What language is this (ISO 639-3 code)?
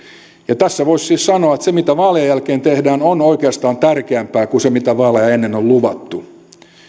fin